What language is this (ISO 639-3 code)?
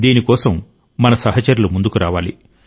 tel